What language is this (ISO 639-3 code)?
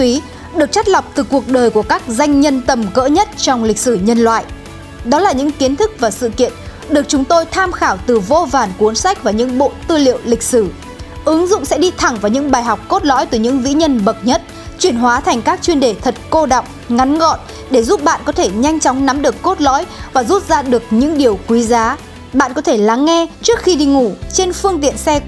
vie